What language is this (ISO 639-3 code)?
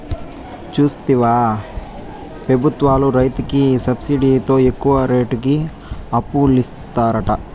tel